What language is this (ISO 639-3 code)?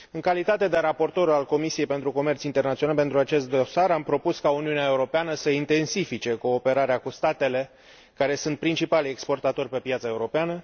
ron